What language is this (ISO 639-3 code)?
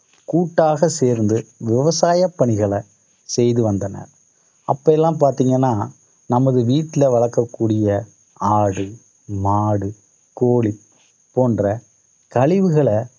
tam